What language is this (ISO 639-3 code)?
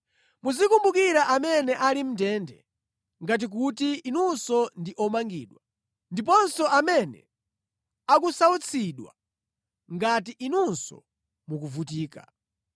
nya